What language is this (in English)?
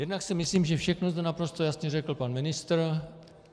Czech